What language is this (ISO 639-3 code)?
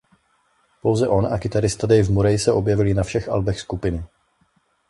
ces